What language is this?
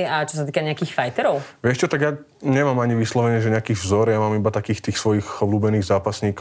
Slovak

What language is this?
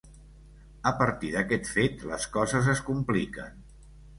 Catalan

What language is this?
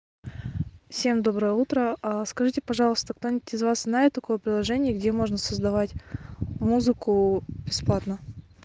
Russian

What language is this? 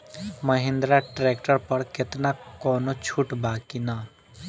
Bhojpuri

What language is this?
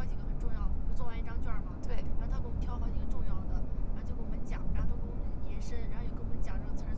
Chinese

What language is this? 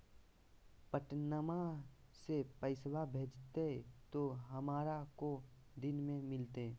Magahi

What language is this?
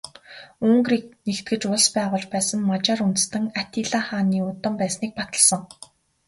Mongolian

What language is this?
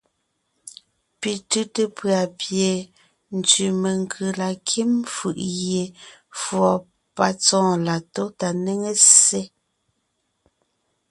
Ngiemboon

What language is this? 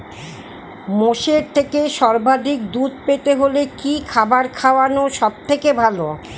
Bangla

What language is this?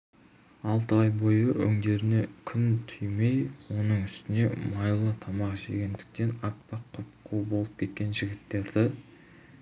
Kazakh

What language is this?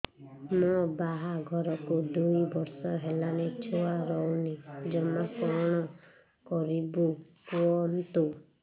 Odia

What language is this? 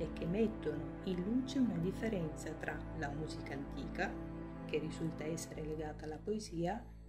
Italian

